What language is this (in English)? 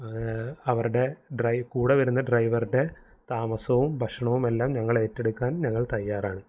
Malayalam